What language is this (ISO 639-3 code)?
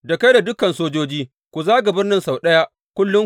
hau